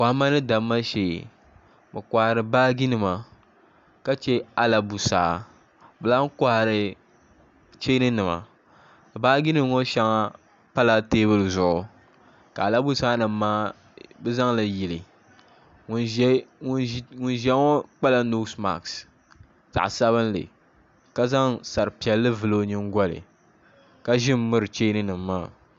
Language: Dagbani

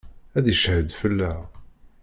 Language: Kabyle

